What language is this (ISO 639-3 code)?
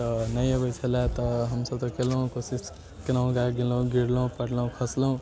mai